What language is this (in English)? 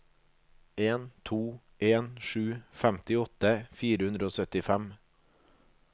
Norwegian